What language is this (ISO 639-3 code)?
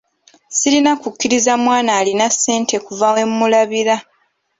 lug